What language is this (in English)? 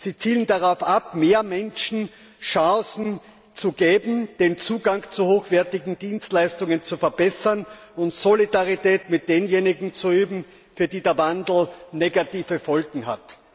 German